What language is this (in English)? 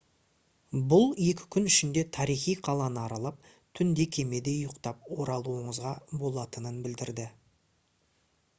Kazakh